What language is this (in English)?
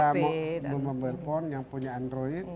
Indonesian